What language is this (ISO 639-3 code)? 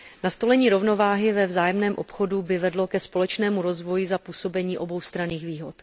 ces